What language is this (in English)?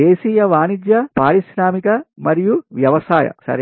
Telugu